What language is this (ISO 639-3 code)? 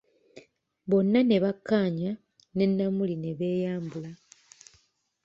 lug